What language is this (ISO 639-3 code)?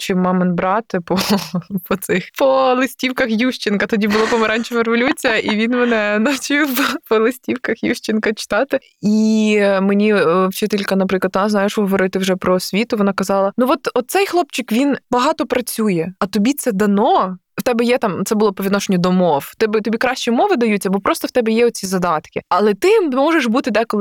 ukr